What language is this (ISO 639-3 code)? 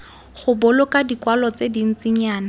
tsn